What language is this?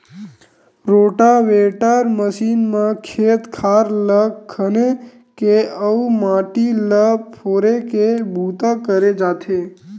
Chhattisgarhi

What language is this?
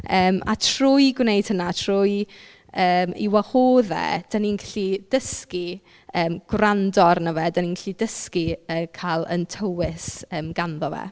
Welsh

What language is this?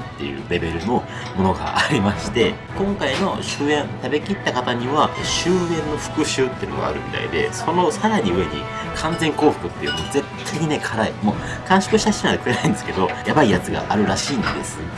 Japanese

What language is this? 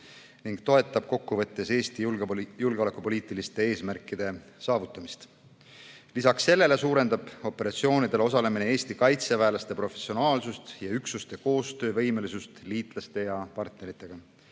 Estonian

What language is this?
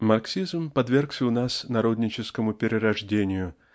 Russian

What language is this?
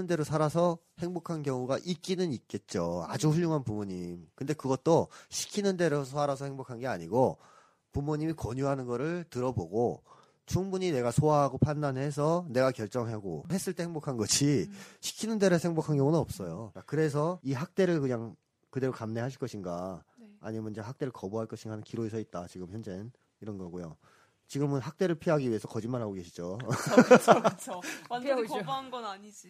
Korean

